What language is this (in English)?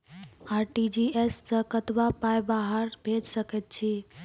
Maithili